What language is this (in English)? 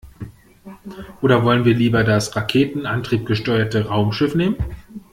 German